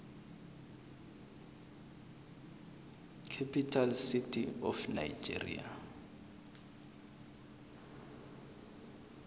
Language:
South Ndebele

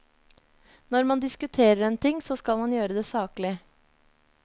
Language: Norwegian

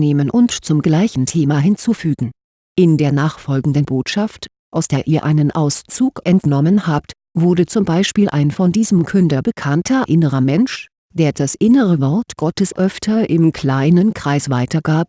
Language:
German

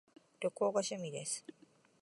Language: Japanese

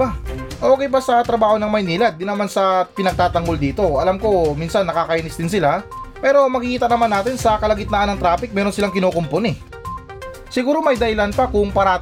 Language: Filipino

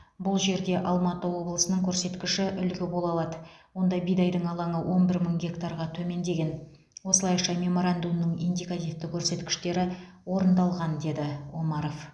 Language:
Kazakh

